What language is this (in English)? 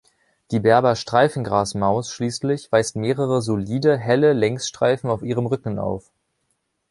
German